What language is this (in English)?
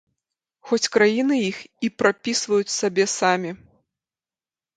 Belarusian